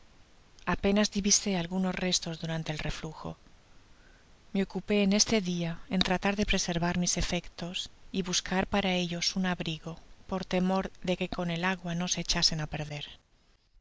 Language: Spanish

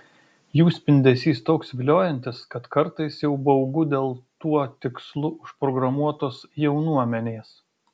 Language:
Lithuanian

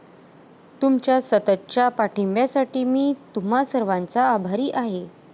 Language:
Marathi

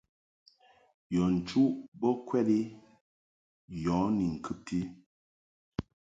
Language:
Mungaka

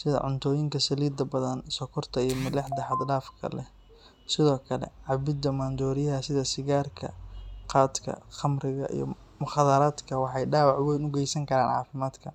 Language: Somali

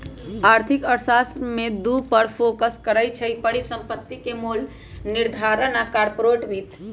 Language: Magahi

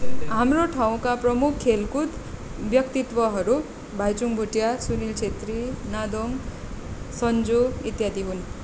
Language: Nepali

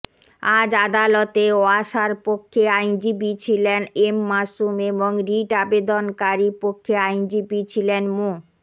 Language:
Bangla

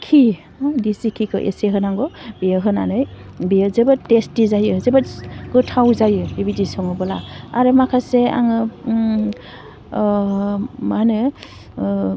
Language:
Bodo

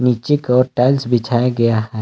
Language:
Hindi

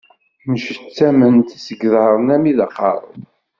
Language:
Kabyle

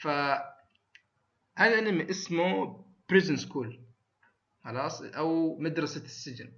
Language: Arabic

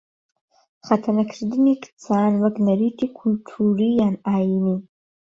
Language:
Central Kurdish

